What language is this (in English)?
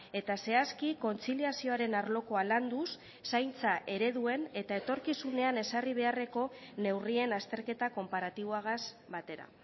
Basque